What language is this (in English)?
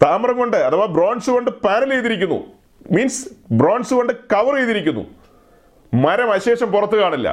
Malayalam